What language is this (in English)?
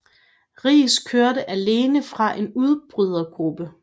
Danish